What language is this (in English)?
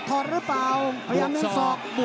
Thai